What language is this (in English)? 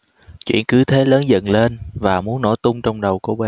Vietnamese